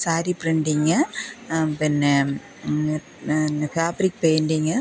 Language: Malayalam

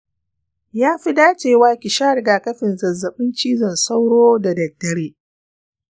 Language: Hausa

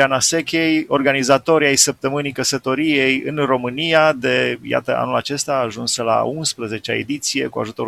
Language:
Romanian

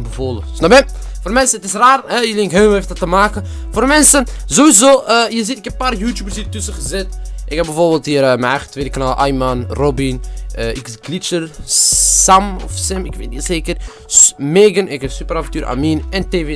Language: Dutch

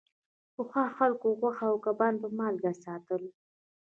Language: Pashto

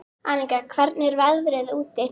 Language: Icelandic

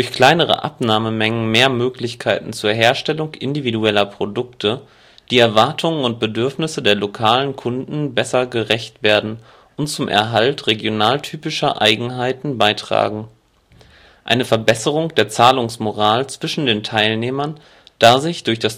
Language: German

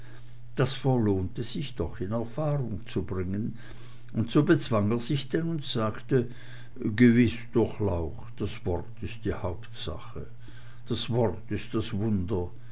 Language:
German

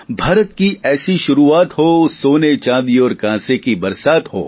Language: Gujarati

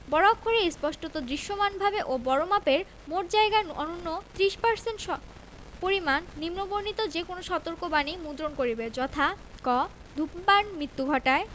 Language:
Bangla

